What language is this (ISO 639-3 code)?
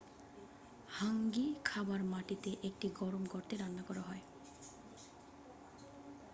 ben